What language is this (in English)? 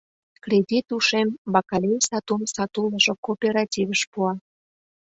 Mari